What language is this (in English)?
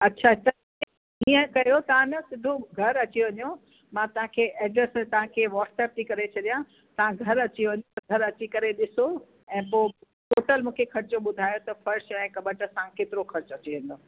Sindhi